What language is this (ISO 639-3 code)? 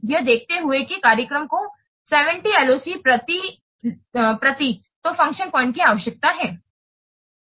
hin